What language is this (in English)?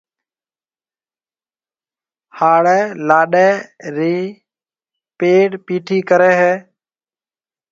Marwari (Pakistan)